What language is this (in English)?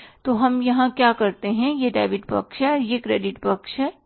Hindi